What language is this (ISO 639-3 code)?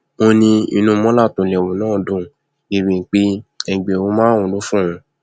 yor